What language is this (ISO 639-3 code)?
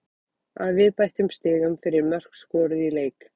isl